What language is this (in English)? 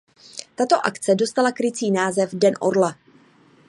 Czech